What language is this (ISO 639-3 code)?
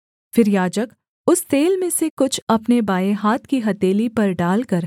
hin